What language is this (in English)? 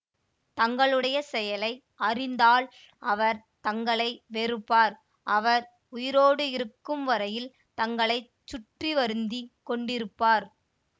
Tamil